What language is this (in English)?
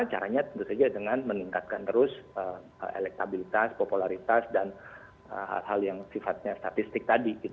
Indonesian